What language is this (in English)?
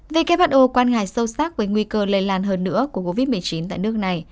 Vietnamese